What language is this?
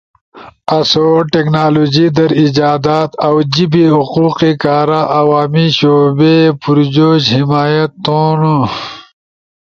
Ushojo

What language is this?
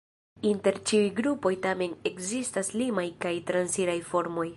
Esperanto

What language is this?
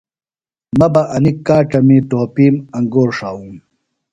Phalura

